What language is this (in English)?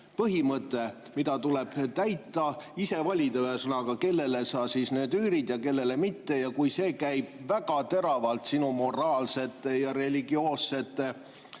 Estonian